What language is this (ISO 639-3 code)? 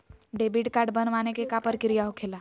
mag